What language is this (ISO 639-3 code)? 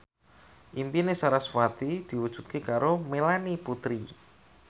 jav